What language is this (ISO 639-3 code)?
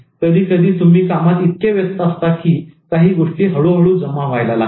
mar